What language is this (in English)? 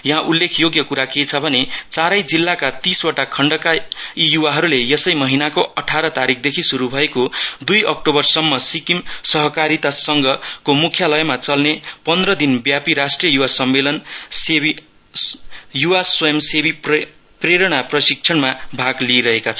Nepali